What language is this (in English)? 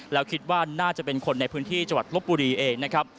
Thai